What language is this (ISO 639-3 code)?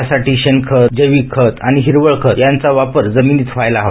mar